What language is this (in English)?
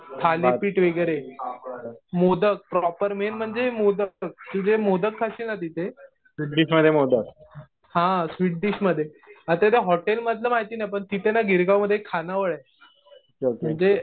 Marathi